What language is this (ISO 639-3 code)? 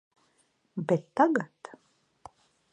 lav